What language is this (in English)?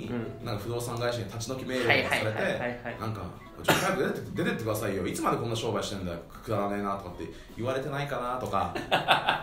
Japanese